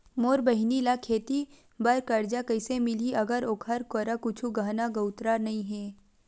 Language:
Chhattisgarhi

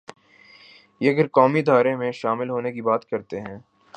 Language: Urdu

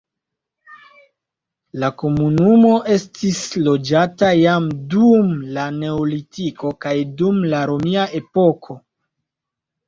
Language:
Esperanto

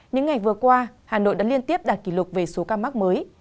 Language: Vietnamese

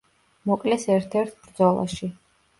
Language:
Georgian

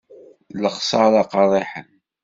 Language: Kabyle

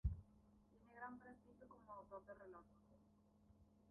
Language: Spanish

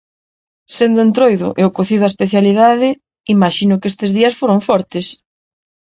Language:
Galician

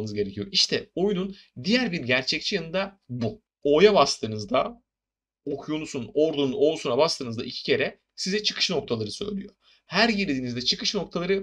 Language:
Turkish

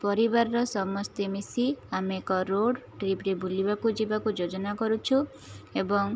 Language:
Odia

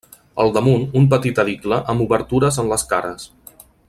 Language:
Catalan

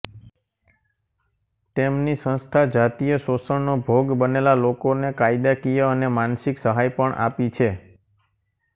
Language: Gujarati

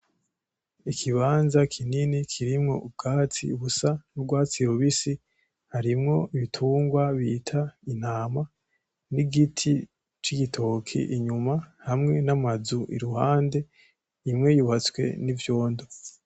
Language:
Rundi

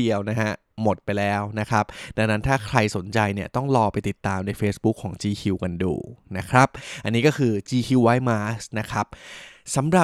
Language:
Thai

